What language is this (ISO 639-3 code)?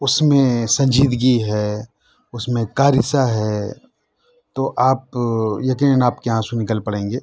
urd